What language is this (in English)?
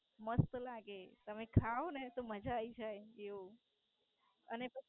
Gujarati